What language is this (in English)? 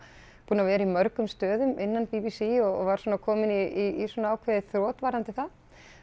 Icelandic